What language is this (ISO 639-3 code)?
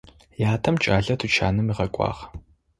ady